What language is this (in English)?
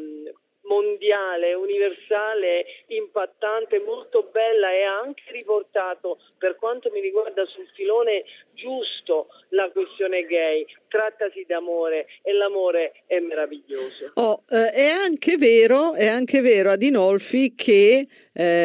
Italian